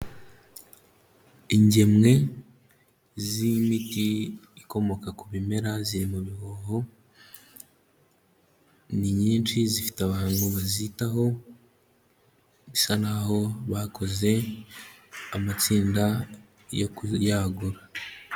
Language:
Kinyarwanda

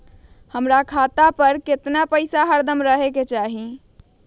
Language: Magahi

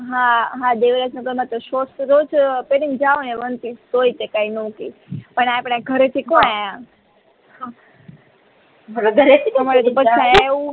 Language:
Gujarati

